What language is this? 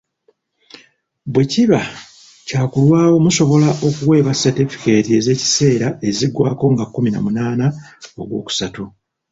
Ganda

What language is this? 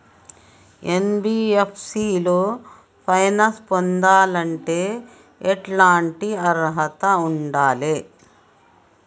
Telugu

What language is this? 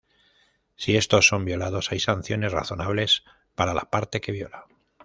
Spanish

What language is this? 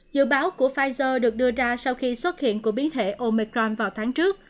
Vietnamese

